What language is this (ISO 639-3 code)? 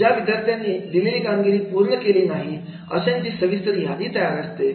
mar